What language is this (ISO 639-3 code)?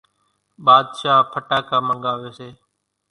gjk